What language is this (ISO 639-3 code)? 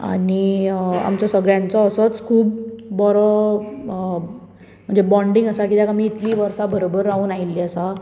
kok